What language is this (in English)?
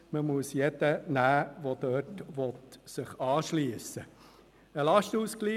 Swiss German